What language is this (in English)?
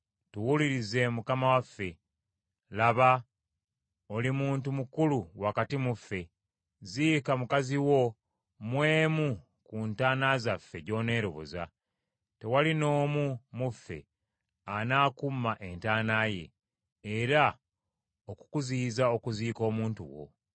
Ganda